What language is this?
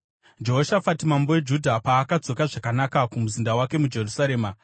Shona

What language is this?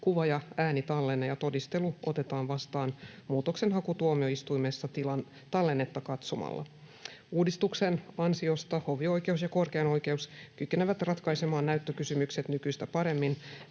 Finnish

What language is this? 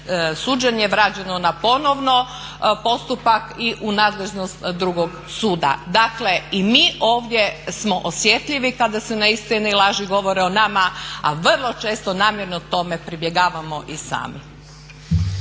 Croatian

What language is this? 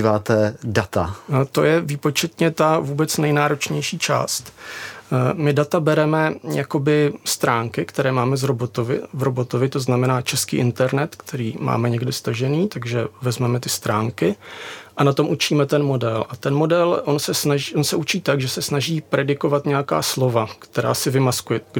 Czech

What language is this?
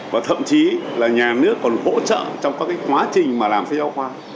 Vietnamese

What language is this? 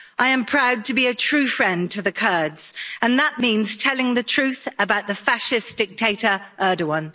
English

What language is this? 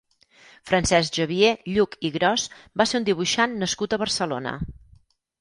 Catalan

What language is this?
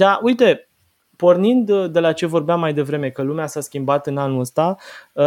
Romanian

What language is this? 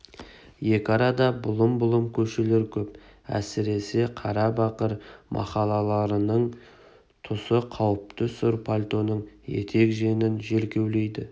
Kazakh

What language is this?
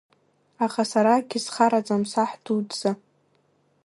Abkhazian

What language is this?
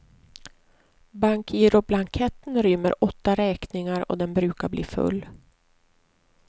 Swedish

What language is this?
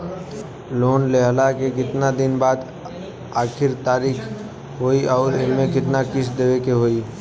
Bhojpuri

